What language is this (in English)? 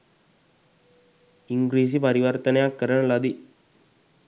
Sinhala